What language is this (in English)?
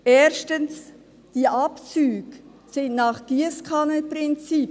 Swiss German